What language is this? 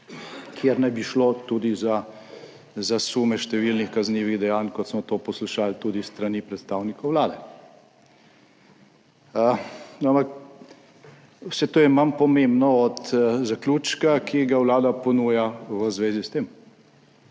Slovenian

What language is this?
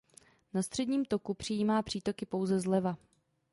Czech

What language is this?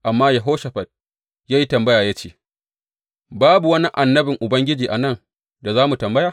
Hausa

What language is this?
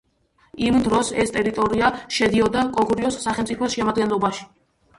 Georgian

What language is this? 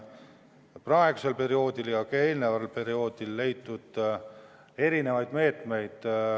Estonian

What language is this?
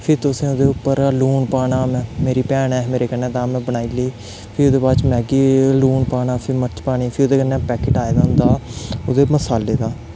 Dogri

